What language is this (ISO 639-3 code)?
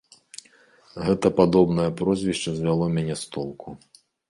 bel